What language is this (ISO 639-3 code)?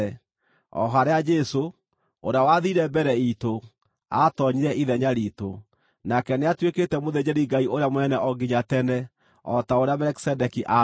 kik